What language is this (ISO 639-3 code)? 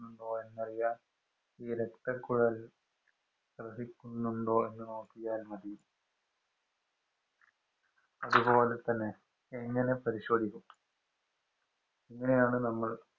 mal